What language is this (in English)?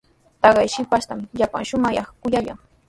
Sihuas Ancash Quechua